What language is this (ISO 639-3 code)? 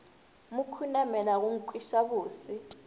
nso